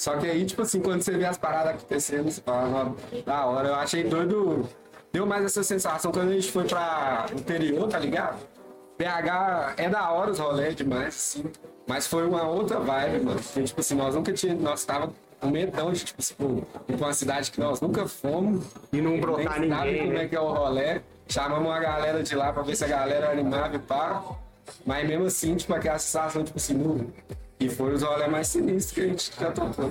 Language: Portuguese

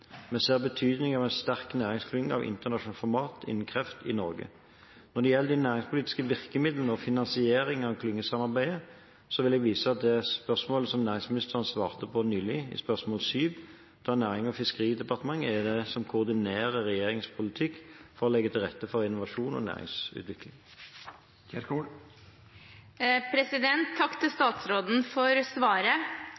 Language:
Norwegian Bokmål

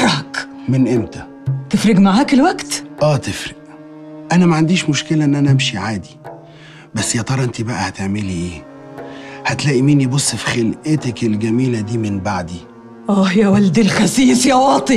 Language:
Arabic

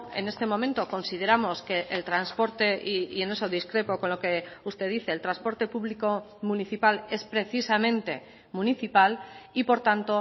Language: Spanish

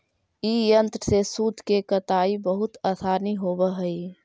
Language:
Magahi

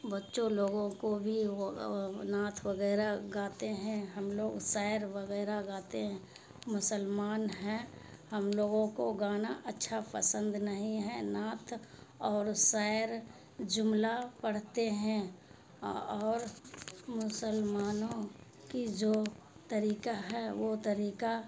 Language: Urdu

